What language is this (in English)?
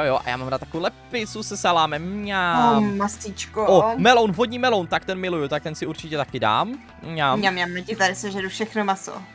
Czech